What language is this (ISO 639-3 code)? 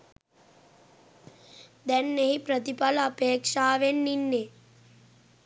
sin